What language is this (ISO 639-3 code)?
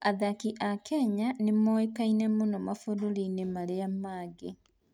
kik